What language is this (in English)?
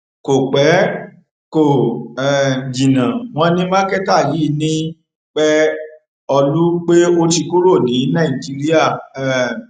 Yoruba